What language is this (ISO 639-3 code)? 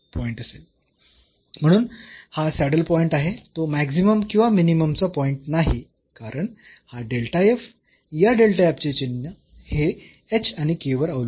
mar